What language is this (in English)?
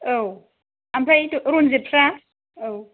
Bodo